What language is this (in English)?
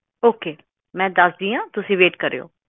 Punjabi